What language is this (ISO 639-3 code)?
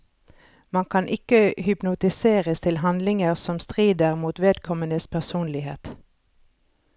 nor